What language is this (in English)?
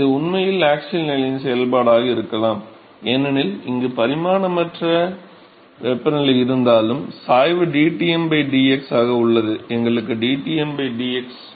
Tamil